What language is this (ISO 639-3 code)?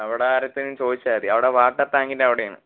mal